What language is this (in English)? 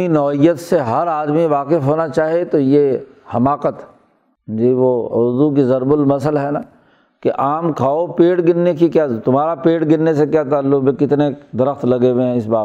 Urdu